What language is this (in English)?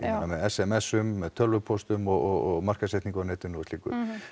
Icelandic